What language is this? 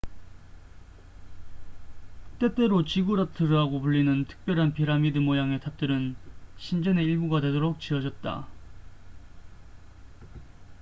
Korean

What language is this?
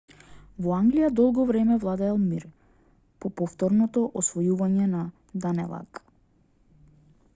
Macedonian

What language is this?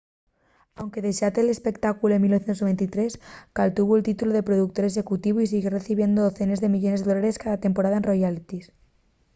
Asturian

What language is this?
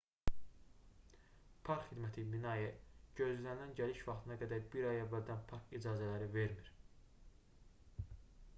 Azerbaijani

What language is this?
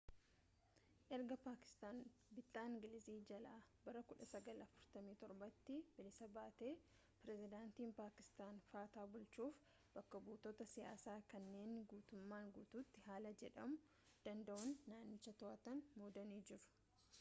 Oromo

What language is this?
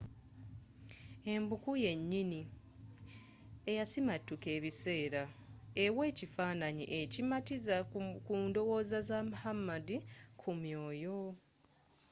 Ganda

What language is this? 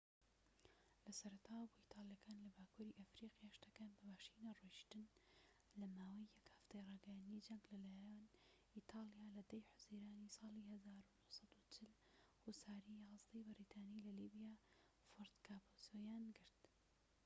Central Kurdish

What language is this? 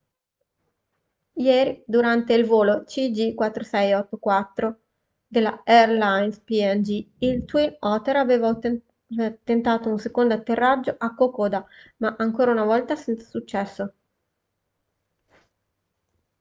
Italian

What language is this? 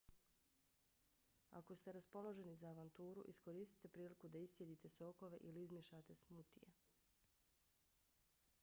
Bosnian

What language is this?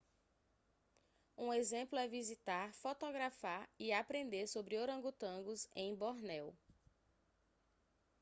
Portuguese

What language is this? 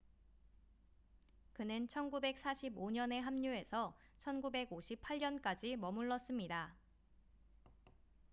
Korean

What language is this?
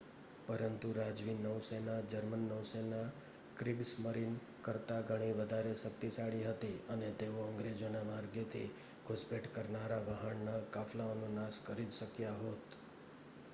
Gujarati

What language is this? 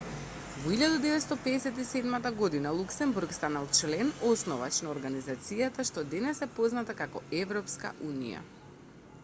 Macedonian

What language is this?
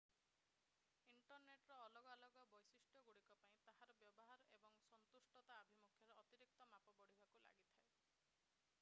Odia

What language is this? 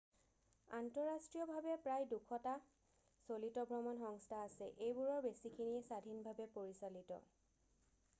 Assamese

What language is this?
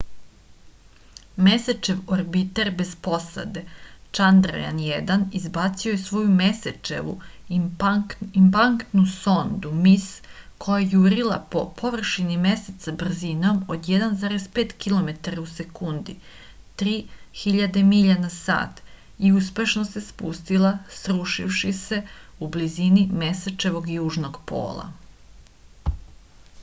Serbian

